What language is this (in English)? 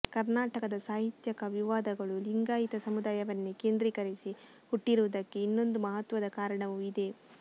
Kannada